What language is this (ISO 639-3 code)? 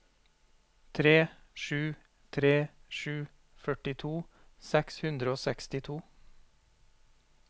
nor